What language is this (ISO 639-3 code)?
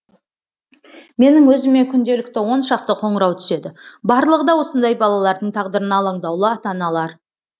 kaz